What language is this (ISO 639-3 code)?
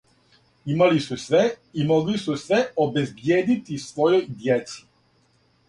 srp